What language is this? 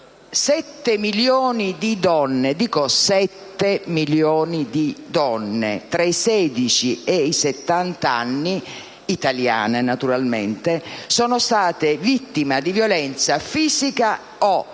Italian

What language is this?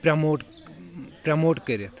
Kashmiri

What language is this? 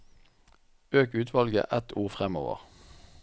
Norwegian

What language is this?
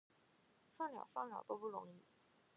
Chinese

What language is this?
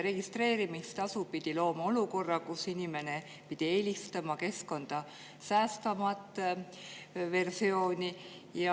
Estonian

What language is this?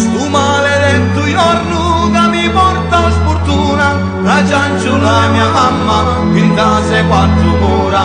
Italian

